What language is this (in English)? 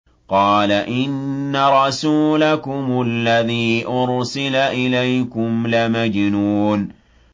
Arabic